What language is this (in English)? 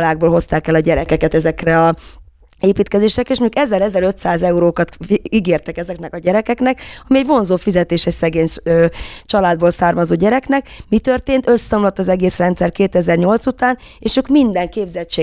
Hungarian